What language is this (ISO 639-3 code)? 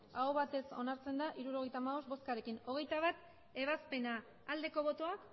eus